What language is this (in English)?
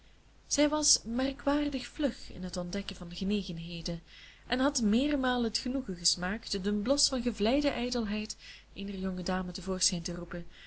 Dutch